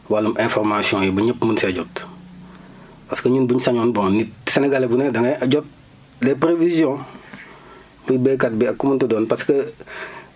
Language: Wolof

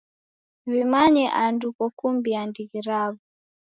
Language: Taita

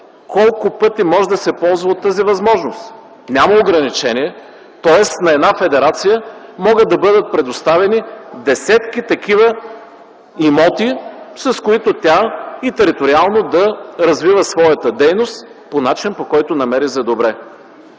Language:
Bulgarian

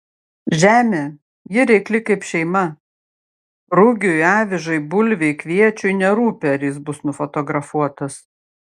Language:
Lithuanian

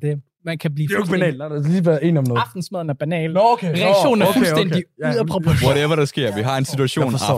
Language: Danish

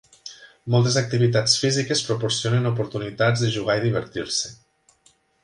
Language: Catalan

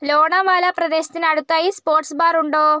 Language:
Malayalam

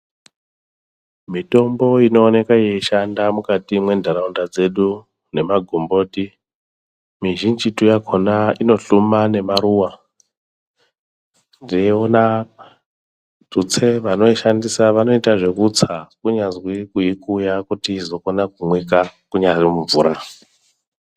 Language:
Ndau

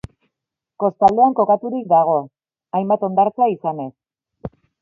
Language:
Basque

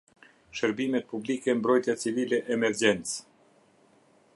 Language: Albanian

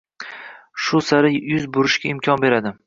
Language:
Uzbek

